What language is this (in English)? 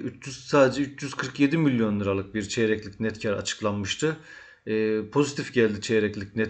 Turkish